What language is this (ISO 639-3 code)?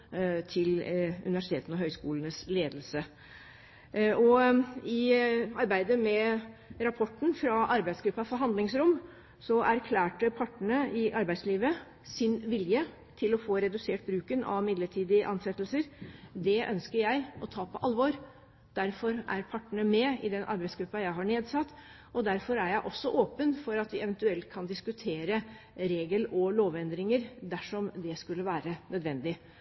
nob